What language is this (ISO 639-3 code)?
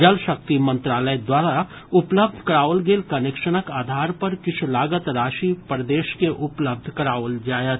mai